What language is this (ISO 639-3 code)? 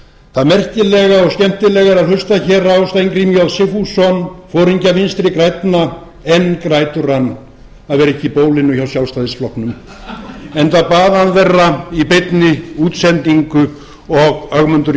isl